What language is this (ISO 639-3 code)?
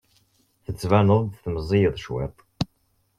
kab